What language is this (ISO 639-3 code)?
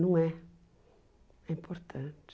por